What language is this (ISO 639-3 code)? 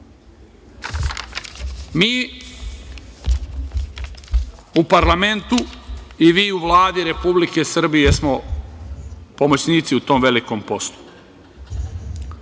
srp